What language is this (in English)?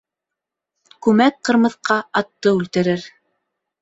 Bashkir